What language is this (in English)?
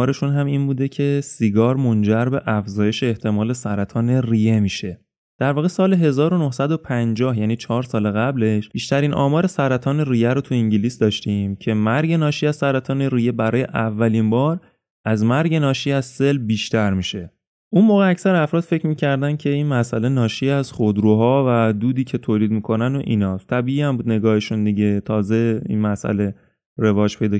Persian